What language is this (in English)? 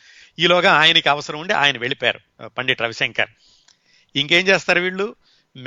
Telugu